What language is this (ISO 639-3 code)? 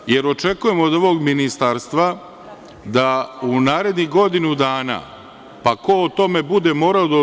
srp